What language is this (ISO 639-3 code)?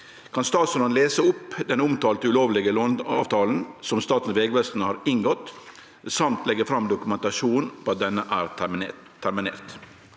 nor